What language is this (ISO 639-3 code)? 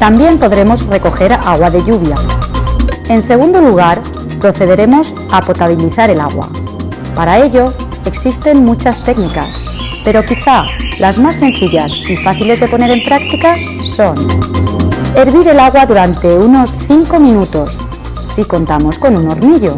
spa